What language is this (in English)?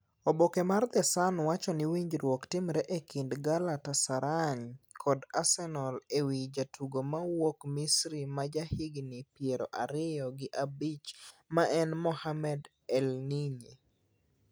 Luo (Kenya and Tanzania)